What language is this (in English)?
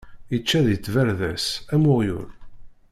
Kabyle